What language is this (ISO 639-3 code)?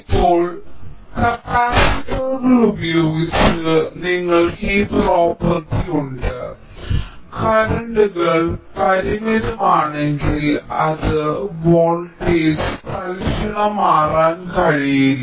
mal